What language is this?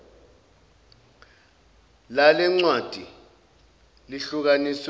Zulu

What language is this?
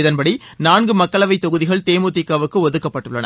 Tamil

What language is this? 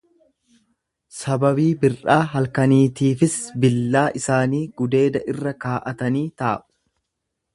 Oromo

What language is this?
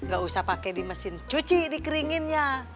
Indonesian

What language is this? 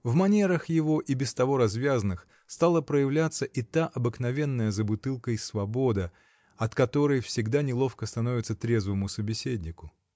Russian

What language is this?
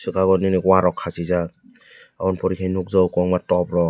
Kok Borok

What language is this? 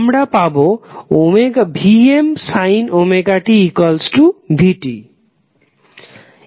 Bangla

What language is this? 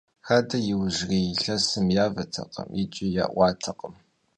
Kabardian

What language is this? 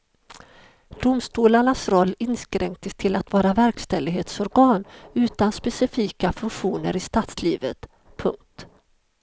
Swedish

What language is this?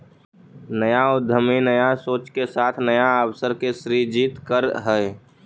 Magahi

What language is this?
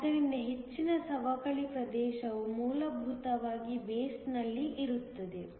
Kannada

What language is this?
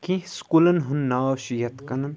Kashmiri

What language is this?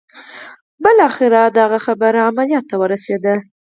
Pashto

